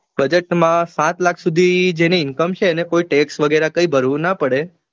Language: Gujarati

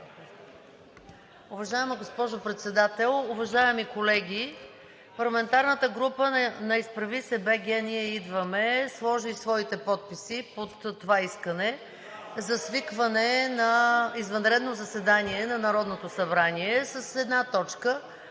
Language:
Bulgarian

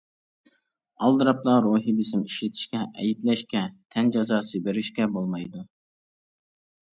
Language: Uyghur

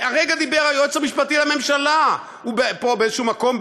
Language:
Hebrew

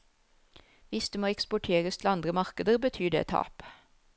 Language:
Norwegian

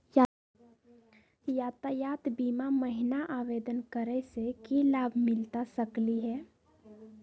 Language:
Magahi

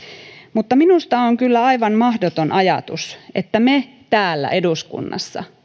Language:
Finnish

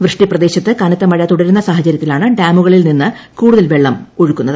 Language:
Malayalam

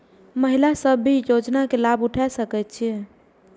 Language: Maithili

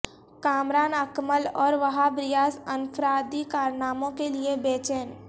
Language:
Urdu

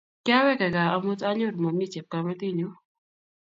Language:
Kalenjin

